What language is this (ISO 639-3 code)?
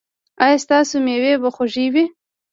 pus